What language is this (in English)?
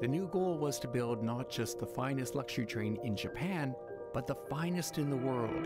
Japanese